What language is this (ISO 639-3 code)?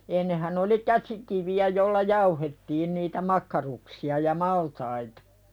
fin